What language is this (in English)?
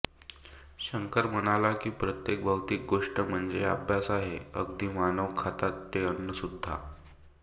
Marathi